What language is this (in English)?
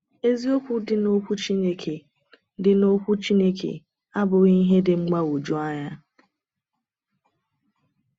Igbo